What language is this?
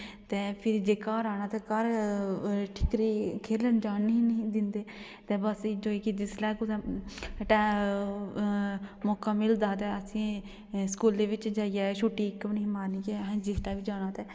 Dogri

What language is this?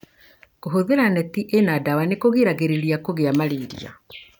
Kikuyu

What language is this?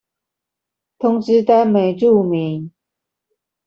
Chinese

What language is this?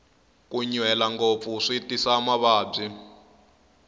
Tsonga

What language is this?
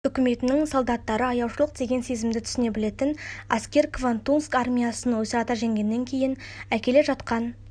Kazakh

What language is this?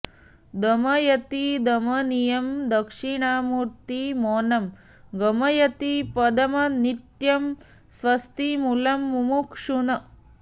Sanskrit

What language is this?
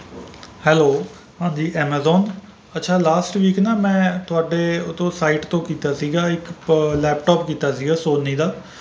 Punjabi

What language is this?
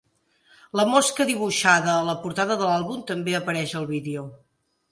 Catalan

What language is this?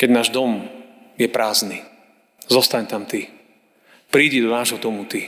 Slovak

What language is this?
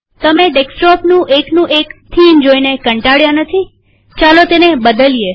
Gujarati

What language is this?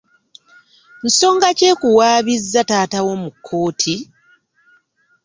Ganda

